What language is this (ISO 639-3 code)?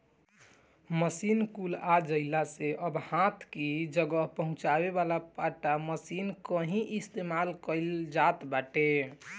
bho